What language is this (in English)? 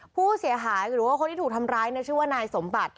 Thai